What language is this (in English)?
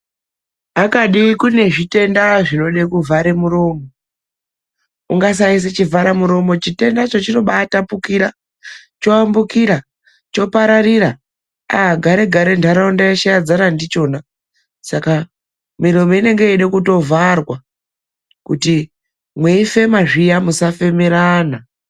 Ndau